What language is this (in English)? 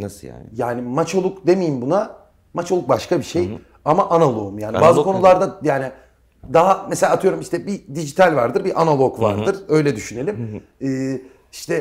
Turkish